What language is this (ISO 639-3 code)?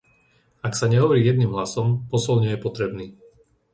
slk